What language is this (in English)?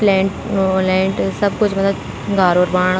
Garhwali